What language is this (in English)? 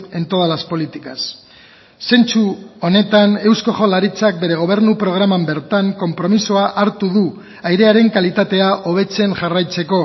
Basque